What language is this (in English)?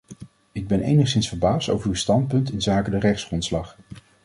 Dutch